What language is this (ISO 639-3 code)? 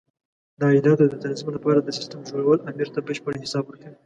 pus